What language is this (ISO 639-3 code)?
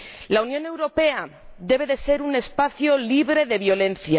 spa